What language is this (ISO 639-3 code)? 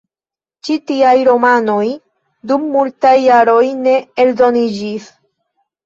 epo